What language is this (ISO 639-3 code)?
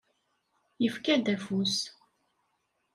kab